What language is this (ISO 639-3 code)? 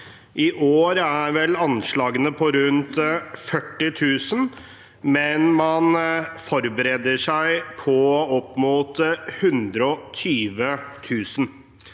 nor